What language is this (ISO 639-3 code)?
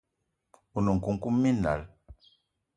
eto